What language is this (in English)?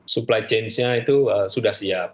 Indonesian